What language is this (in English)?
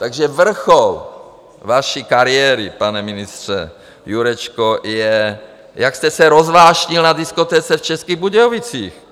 Czech